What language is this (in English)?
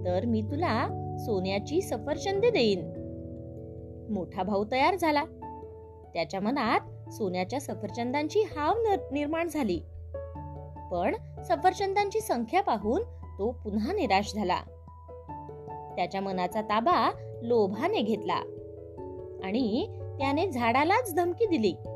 Marathi